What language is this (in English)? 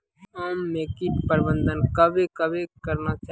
Maithili